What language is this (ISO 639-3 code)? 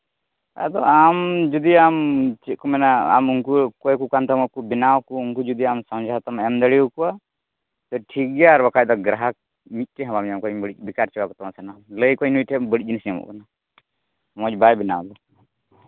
sat